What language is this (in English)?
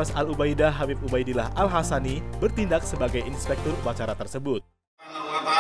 Indonesian